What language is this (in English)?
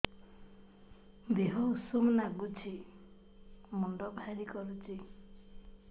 Odia